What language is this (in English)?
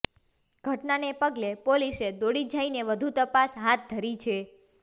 Gujarati